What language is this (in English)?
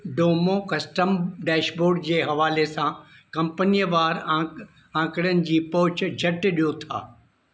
Sindhi